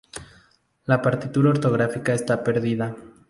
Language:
Spanish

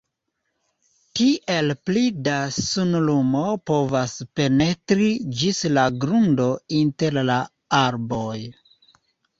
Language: Esperanto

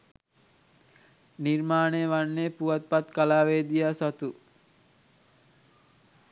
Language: Sinhala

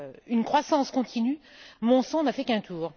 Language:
French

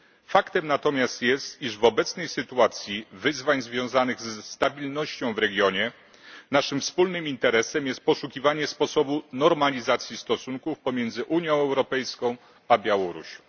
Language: Polish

